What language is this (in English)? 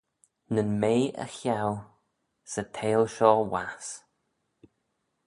Manx